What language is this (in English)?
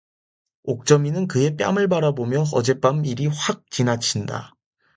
Korean